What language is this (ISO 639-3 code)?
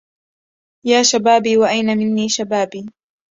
ara